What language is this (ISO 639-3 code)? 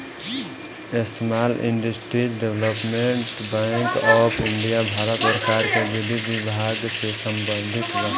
bho